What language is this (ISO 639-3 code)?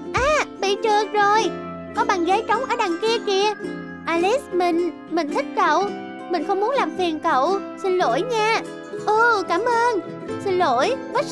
vie